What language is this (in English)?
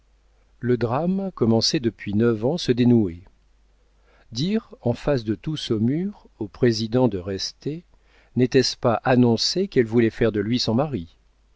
French